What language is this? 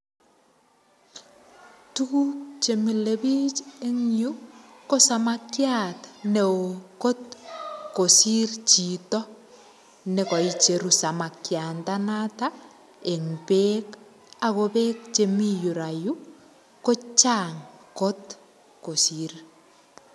Kalenjin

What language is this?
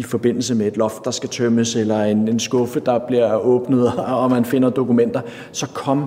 Danish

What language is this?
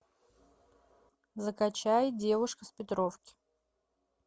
Russian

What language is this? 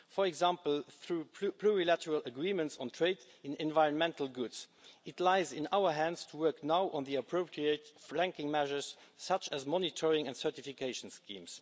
English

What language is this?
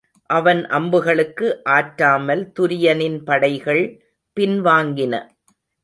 Tamil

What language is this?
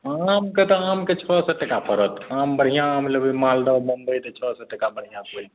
Maithili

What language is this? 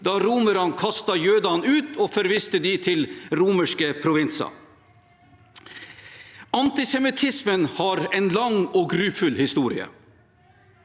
Norwegian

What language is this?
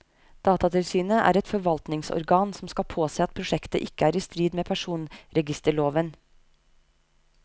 Norwegian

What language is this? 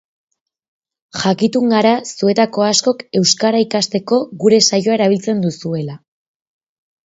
Basque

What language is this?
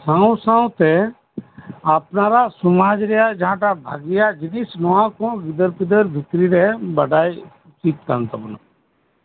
Santali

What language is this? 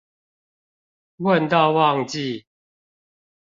Chinese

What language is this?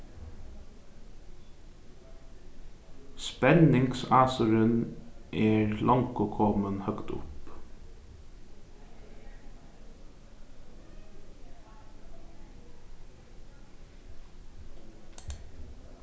Faroese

